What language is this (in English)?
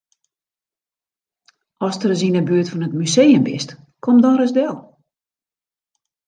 Western Frisian